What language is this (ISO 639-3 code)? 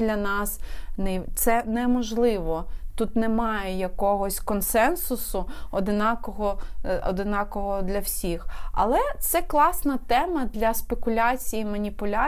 ukr